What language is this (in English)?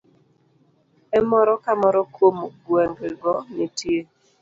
Luo (Kenya and Tanzania)